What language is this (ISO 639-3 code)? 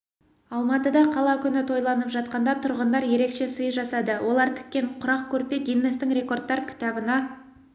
kaz